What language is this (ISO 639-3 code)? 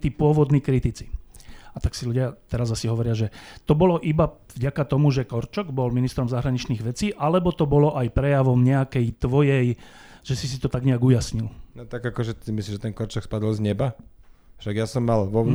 slk